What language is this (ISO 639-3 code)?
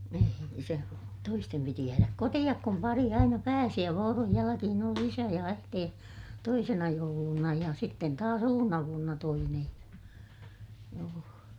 fin